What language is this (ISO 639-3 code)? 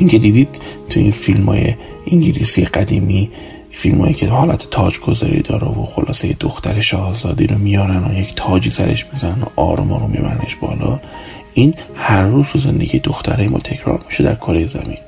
fas